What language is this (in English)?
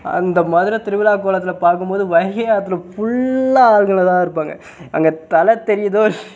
Tamil